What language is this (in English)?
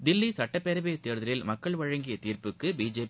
Tamil